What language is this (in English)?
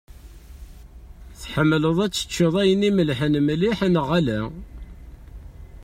Kabyle